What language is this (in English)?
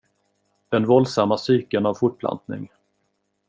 Swedish